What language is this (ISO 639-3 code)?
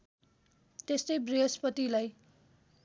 nep